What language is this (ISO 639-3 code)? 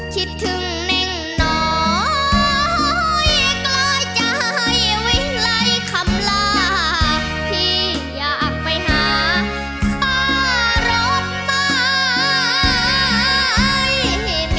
tha